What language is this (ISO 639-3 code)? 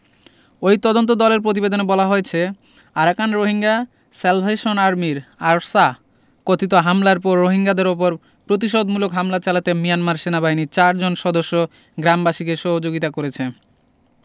ben